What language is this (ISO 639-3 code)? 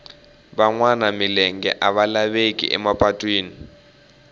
tso